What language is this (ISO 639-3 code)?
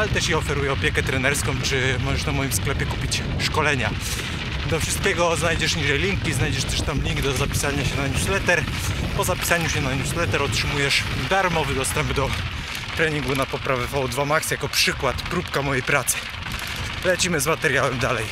pol